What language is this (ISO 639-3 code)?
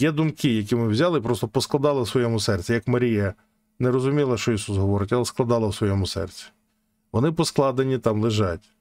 ukr